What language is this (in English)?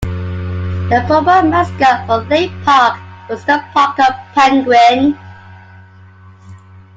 English